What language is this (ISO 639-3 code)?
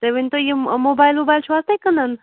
kas